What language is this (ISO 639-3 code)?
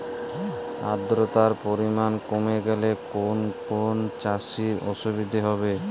ben